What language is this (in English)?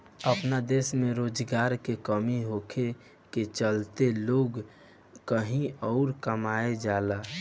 Bhojpuri